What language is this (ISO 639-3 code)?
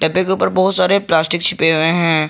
hin